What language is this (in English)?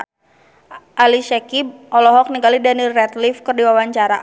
Sundanese